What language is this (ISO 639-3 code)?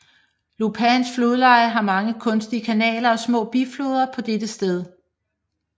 dan